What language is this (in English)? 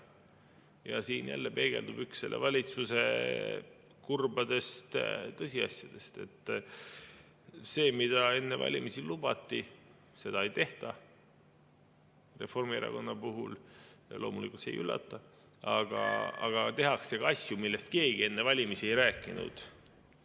Estonian